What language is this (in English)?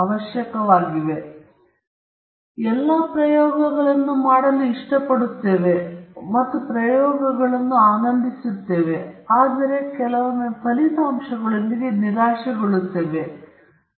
Kannada